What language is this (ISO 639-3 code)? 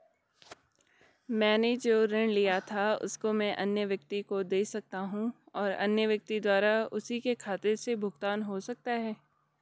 hin